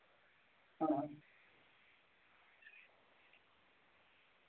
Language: Dogri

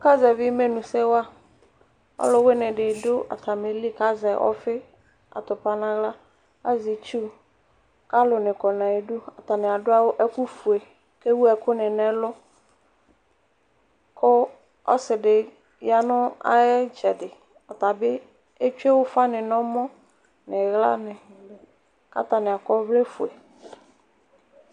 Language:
Ikposo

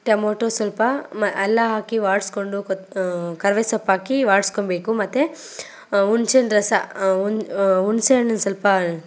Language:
Kannada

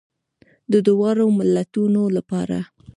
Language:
Pashto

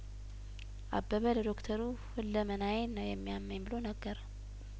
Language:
Amharic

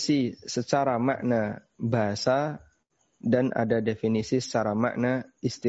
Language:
Indonesian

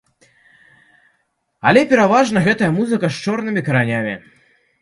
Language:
Belarusian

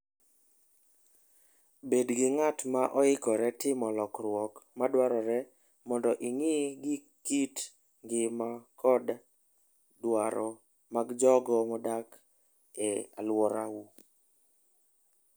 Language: Luo (Kenya and Tanzania)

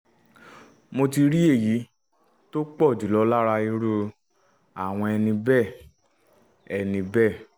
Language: Yoruba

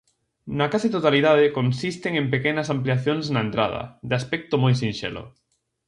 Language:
Galician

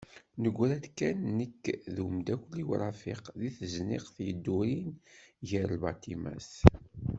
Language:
Kabyle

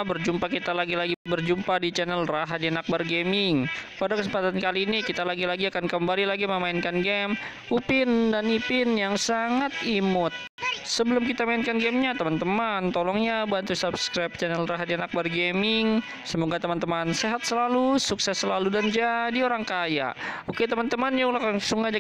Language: Indonesian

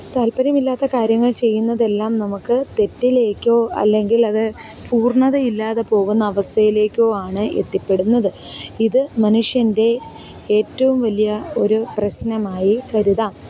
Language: Malayalam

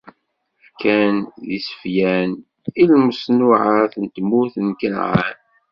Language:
Kabyle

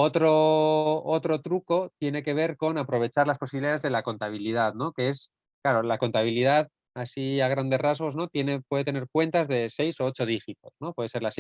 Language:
Spanish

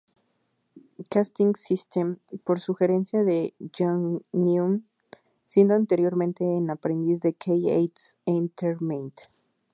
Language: Spanish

